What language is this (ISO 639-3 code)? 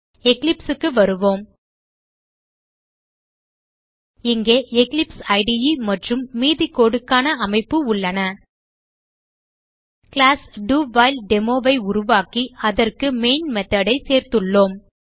tam